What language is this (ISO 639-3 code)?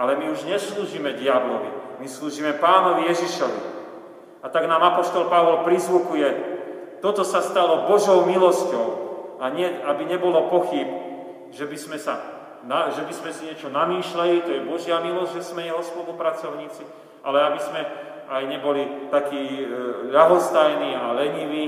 slk